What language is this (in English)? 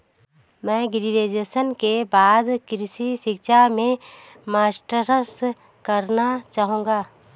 Hindi